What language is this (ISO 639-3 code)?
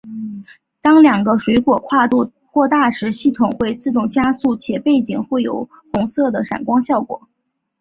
zho